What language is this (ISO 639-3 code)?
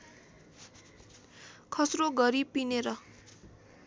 nep